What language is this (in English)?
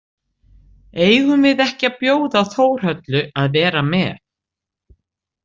Icelandic